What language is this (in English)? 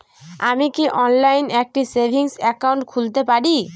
Bangla